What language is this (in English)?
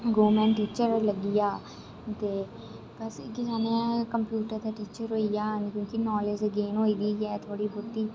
Dogri